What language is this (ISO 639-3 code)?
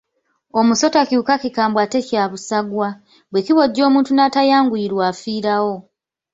lug